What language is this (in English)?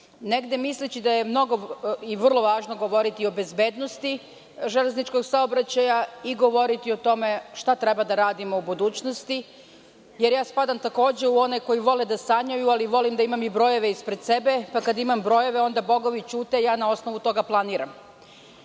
Serbian